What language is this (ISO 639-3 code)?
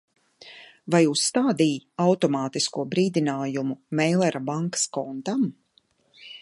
lav